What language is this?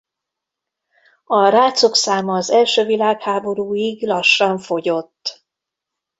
Hungarian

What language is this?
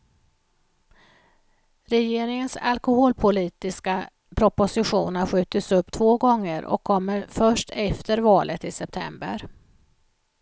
Swedish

